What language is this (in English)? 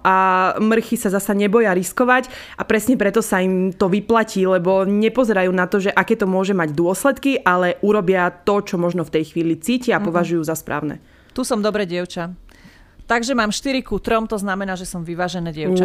Slovak